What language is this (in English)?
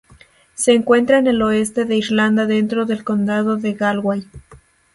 Spanish